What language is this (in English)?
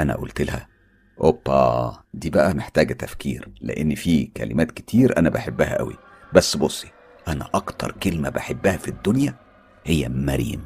Arabic